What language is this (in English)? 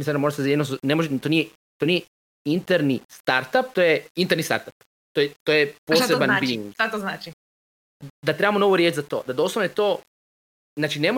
Croatian